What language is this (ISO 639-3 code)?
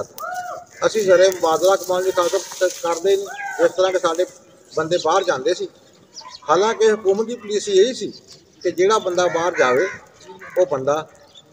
hin